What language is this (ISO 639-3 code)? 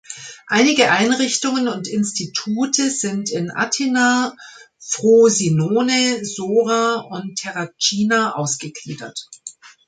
deu